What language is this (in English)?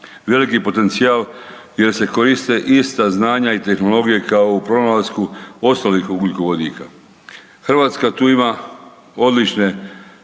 Croatian